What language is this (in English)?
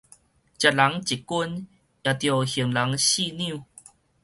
Min Nan Chinese